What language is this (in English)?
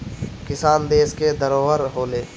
Bhojpuri